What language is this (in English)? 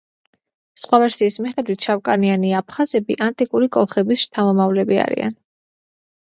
Georgian